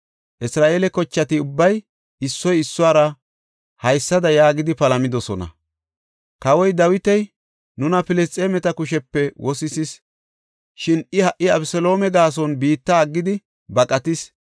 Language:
Gofa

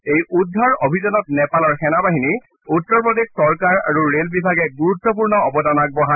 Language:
Assamese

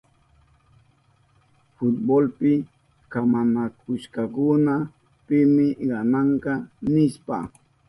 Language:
Southern Pastaza Quechua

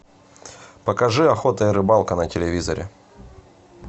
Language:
Russian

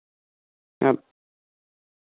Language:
Santali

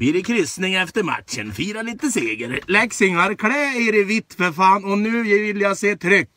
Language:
Swedish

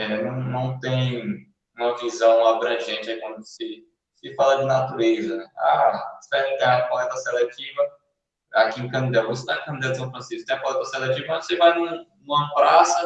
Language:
Portuguese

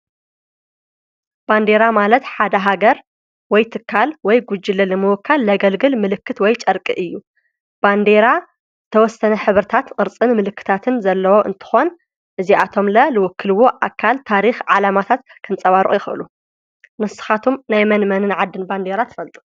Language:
Tigrinya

